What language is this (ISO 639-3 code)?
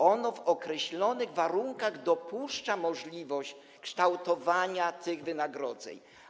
pol